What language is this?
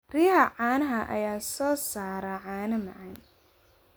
Somali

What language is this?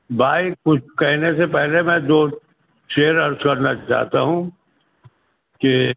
Urdu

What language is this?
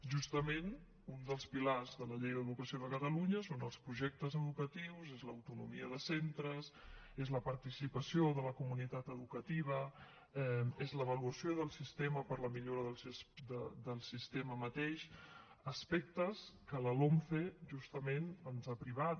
Catalan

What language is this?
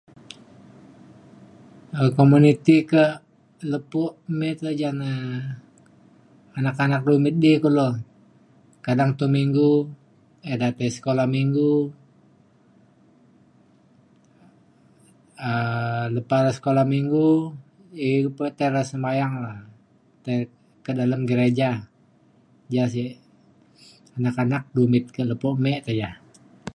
Mainstream Kenyah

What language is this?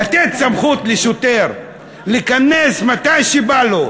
Hebrew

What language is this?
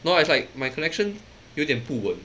English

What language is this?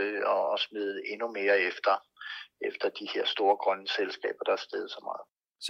Danish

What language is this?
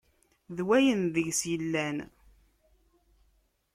Kabyle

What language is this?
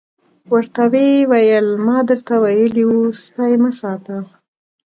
Pashto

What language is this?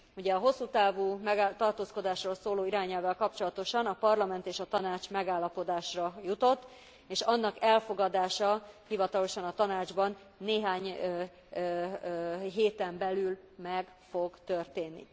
Hungarian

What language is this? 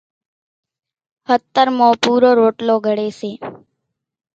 Kachi Koli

